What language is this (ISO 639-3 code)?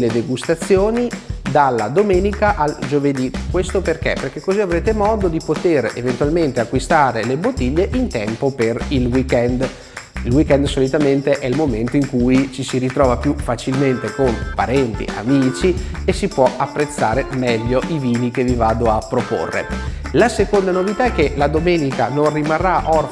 ita